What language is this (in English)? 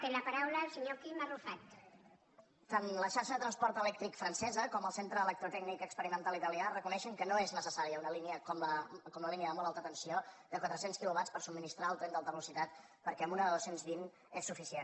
Catalan